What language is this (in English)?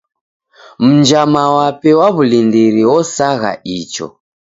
Taita